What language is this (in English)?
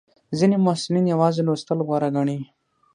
Pashto